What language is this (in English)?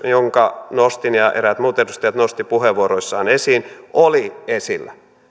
Finnish